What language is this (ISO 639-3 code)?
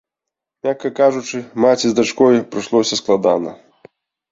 bel